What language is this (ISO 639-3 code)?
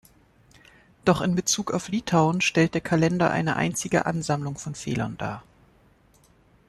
deu